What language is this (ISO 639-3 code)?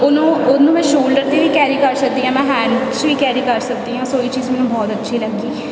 pan